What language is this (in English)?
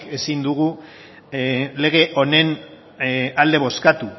Basque